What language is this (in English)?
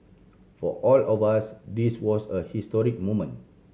English